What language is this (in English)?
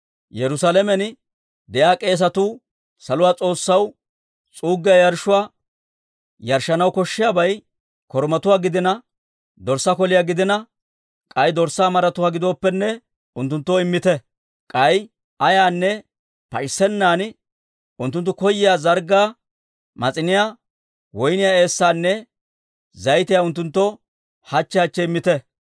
Dawro